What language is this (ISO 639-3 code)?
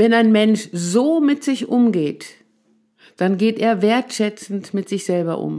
deu